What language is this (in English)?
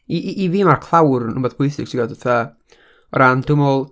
Welsh